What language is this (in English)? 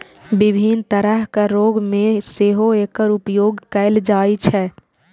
Maithili